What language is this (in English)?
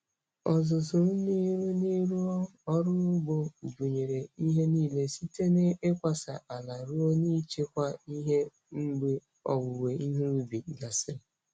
Igbo